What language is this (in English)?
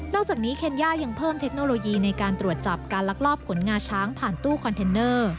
Thai